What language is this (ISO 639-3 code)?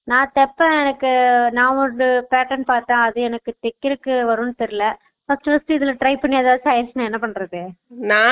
tam